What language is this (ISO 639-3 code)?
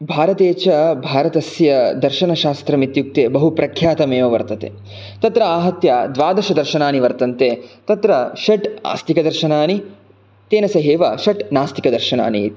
san